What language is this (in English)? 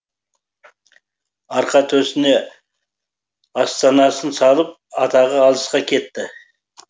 Kazakh